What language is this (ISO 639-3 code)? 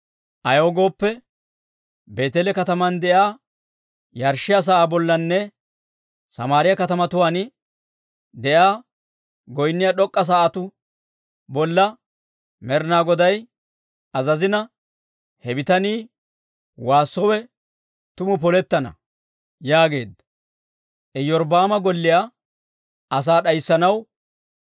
dwr